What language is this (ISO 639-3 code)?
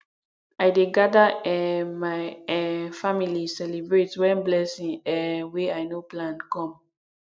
pcm